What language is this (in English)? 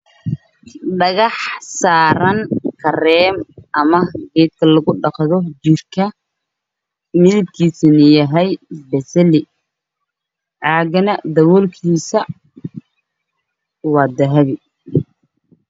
Somali